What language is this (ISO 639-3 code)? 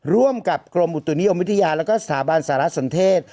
tha